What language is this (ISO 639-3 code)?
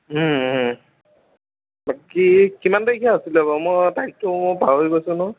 asm